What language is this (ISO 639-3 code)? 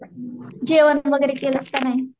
mar